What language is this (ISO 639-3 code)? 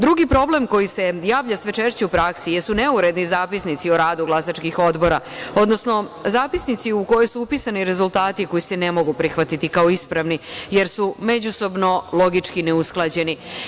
srp